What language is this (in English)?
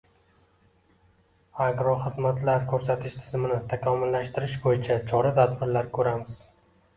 Uzbek